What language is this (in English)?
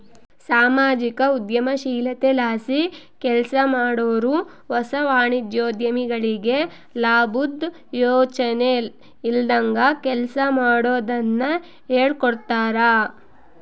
Kannada